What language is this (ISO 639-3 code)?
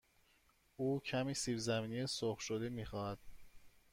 fas